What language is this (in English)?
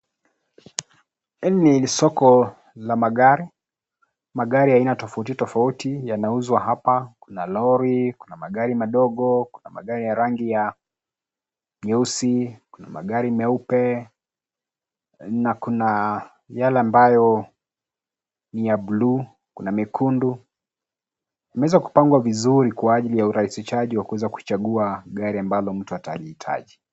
Swahili